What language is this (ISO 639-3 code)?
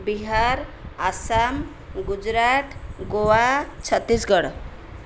ori